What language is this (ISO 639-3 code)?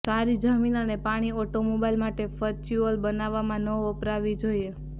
guj